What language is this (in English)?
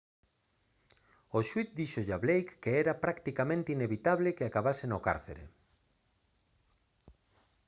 Galician